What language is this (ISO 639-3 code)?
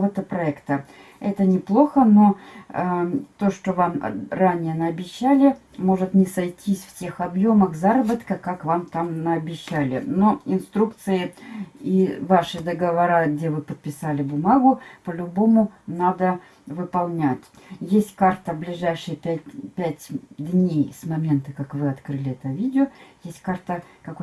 rus